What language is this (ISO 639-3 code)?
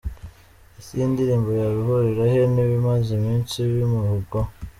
kin